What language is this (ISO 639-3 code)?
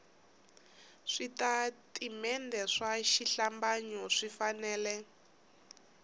tso